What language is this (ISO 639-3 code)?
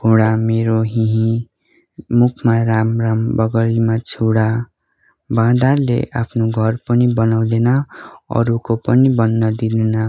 nep